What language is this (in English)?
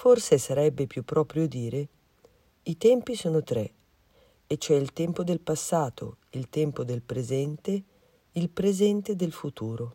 Italian